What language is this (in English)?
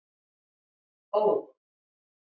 Icelandic